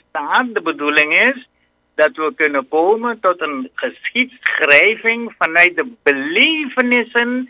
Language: Dutch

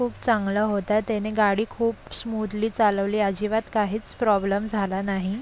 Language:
Marathi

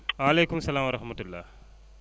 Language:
Wolof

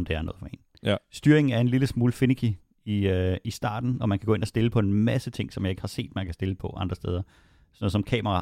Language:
Danish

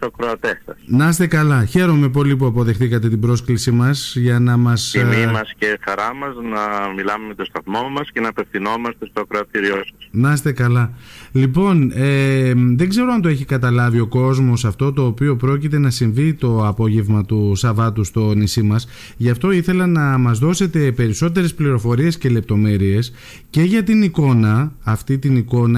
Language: Greek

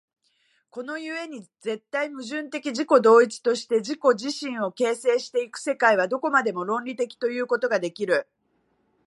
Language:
Japanese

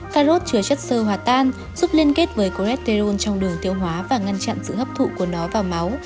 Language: Vietnamese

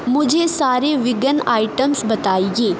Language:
Urdu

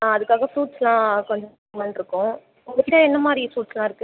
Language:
Tamil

